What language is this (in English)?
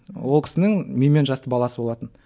Kazakh